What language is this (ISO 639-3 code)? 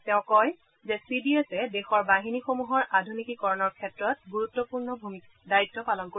asm